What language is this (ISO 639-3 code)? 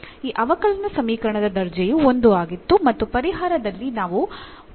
kan